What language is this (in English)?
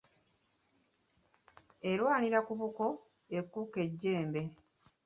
Ganda